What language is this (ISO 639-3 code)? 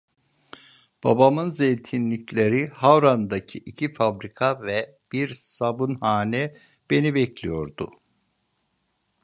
tur